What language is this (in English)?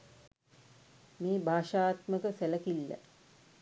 Sinhala